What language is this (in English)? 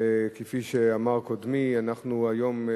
Hebrew